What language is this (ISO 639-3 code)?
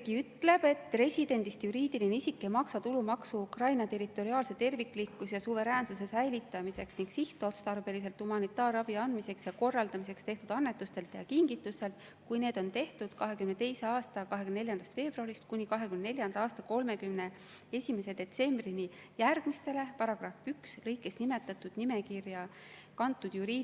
est